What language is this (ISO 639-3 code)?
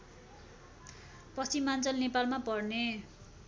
nep